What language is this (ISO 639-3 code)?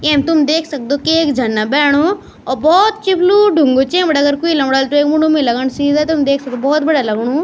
gbm